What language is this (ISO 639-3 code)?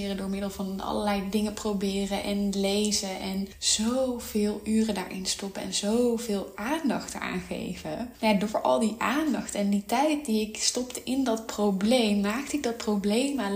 nld